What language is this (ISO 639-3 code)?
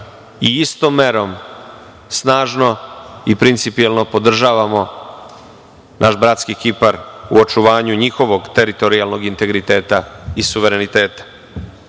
srp